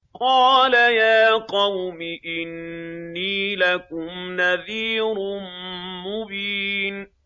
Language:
Arabic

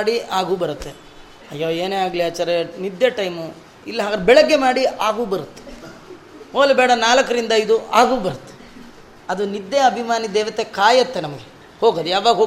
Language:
Kannada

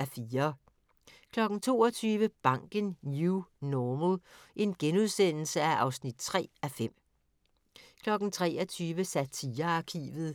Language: Danish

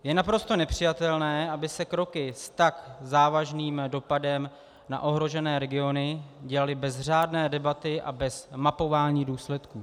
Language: Czech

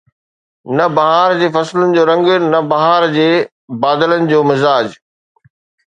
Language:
Sindhi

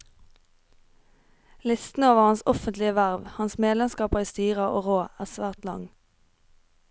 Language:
Norwegian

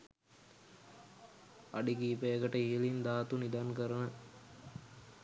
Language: Sinhala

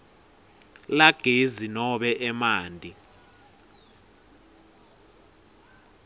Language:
Swati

